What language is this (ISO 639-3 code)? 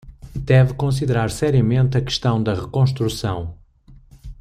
por